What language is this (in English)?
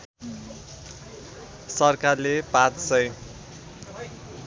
Nepali